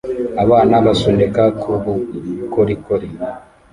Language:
Kinyarwanda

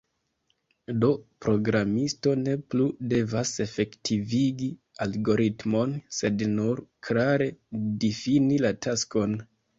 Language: Esperanto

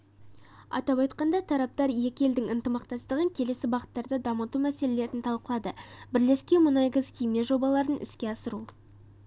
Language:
Kazakh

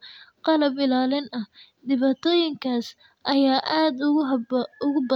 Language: Somali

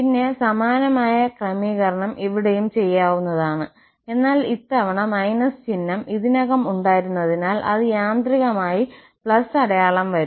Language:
Malayalam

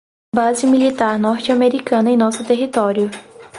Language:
Portuguese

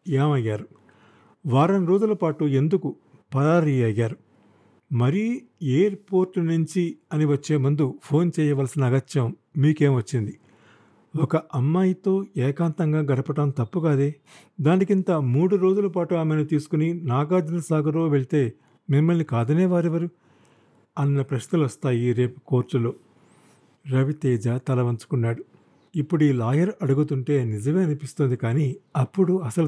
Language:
Telugu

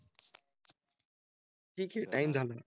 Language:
Marathi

